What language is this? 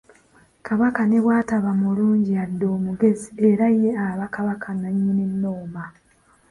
Ganda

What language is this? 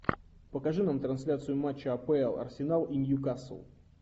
Russian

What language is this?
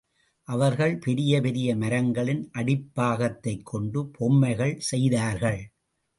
Tamil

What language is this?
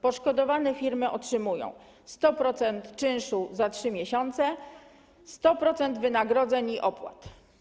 Polish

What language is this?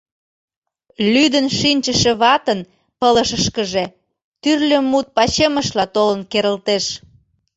Mari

